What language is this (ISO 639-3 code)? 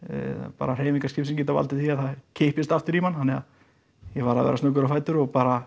isl